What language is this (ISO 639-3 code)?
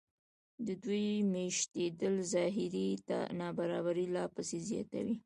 pus